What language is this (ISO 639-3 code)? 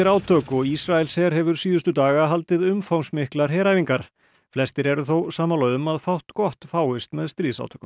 isl